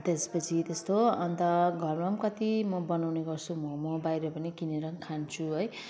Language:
Nepali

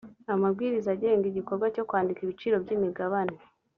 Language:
Kinyarwanda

